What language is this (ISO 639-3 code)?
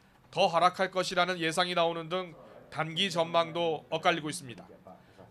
kor